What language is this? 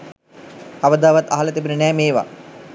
Sinhala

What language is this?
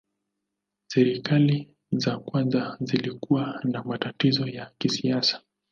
Swahili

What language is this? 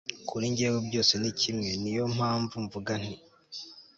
Kinyarwanda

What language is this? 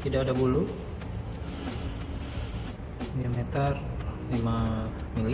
Indonesian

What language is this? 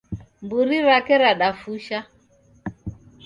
Taita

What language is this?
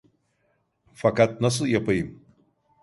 Turkish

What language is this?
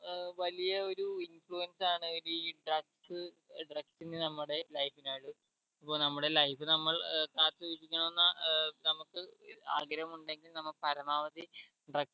Malayalam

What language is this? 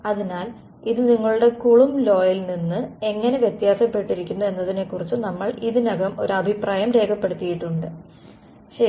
Malayalam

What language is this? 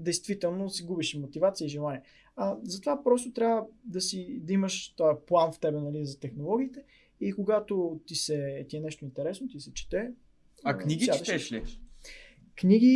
Bulgarian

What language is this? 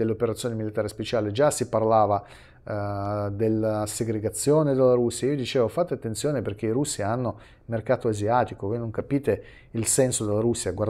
Italian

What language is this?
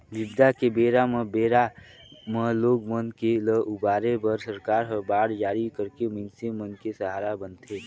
Chhattisgarhi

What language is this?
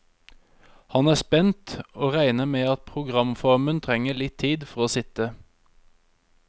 Norwegian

